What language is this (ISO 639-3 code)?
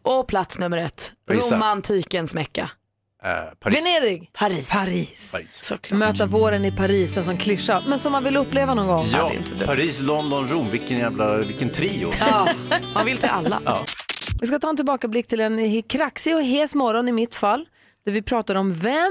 swe